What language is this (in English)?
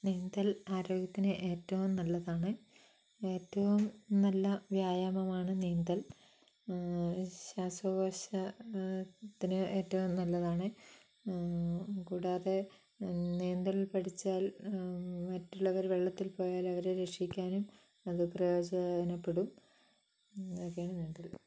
Malayalam